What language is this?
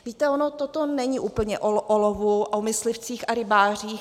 Czech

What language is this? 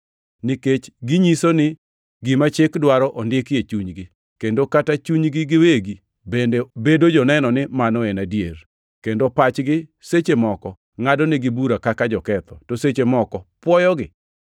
Luo (Kenya and Tanzania)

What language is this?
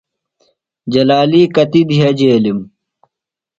Phalura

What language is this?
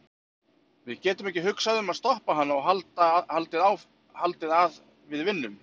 Icelandic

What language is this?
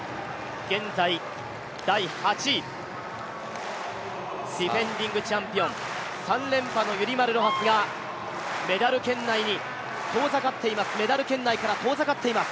Japanese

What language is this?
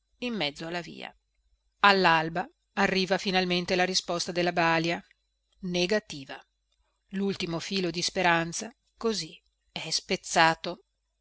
Italian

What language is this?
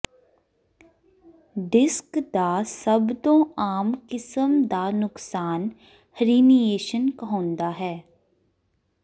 Punjabi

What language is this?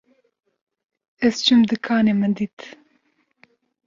Kurdish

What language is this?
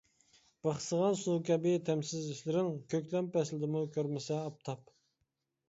Uyghur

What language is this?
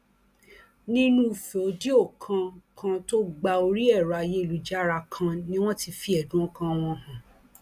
Yoruba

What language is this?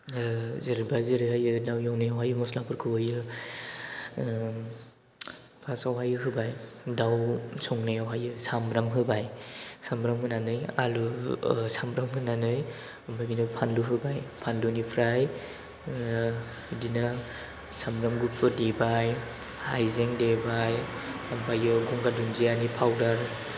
Bodo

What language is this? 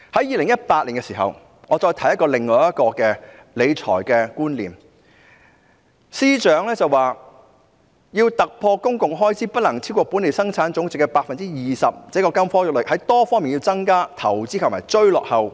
Cantonese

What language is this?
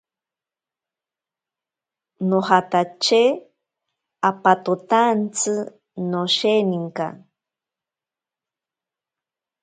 Ashéninka Perené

